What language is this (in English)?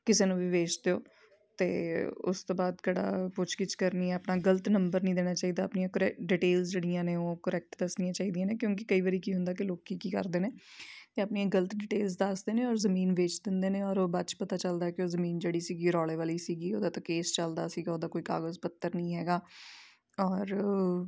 Punjabi